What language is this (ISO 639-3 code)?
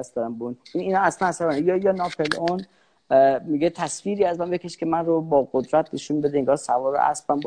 fas